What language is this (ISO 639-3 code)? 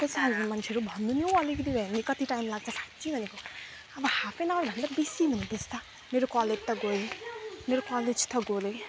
nep